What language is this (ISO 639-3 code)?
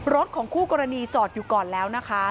tha